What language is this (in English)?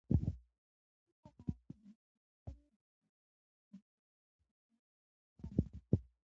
Pashto